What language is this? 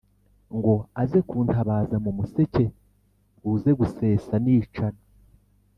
Kinyarwanda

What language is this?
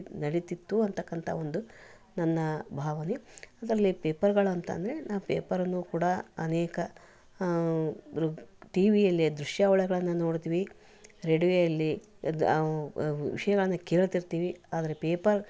Kannada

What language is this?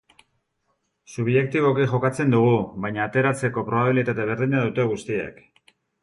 Basque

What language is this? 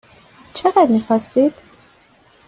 Persian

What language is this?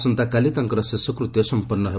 Odia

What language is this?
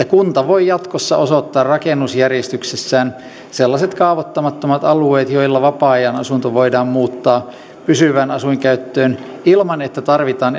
Finnish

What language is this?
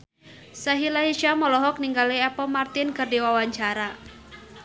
Sundanese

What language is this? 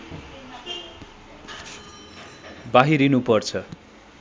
Nepali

